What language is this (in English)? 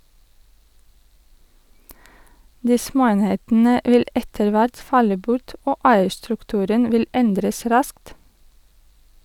Norwegian